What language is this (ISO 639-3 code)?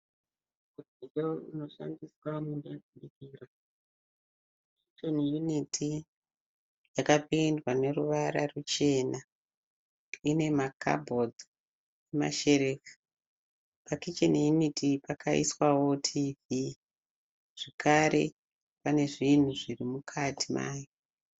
sna